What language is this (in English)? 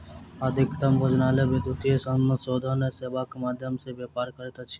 Maithili